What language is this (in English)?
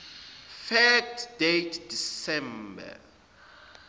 Zulu